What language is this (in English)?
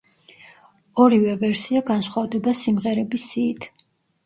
Georgian